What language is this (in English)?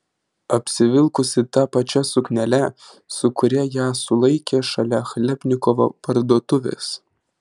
Lithuanian